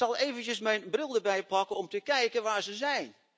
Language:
Dutch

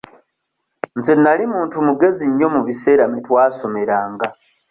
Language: Ganda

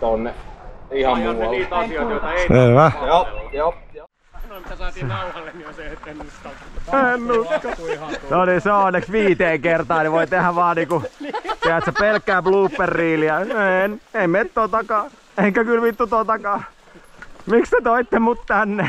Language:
Finnish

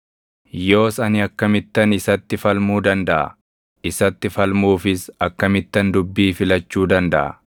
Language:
Oromo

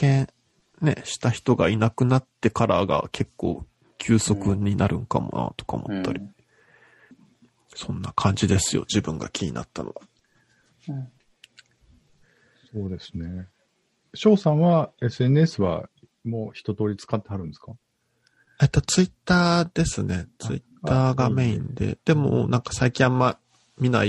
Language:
Japanese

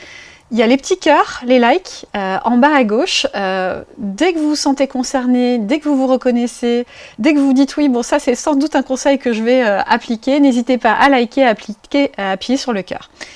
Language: French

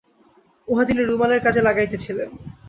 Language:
Bangla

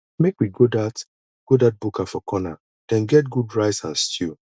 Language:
Nigerian Pidgin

